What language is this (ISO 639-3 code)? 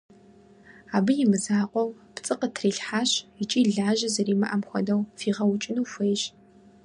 kbd